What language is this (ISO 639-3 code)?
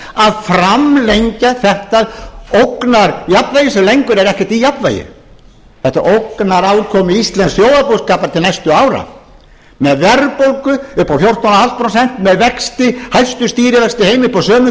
isl